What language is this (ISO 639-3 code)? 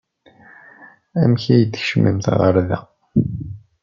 kab